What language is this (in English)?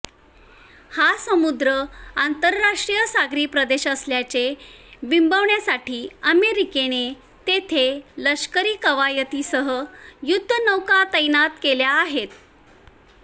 Marathi